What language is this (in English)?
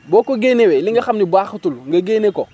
Wolof